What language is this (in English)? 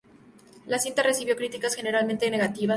Spanish